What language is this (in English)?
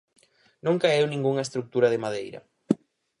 Galician